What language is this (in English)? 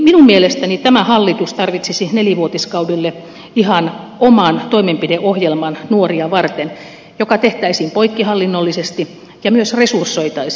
Finnish